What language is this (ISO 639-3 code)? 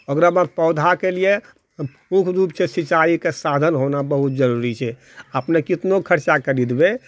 mai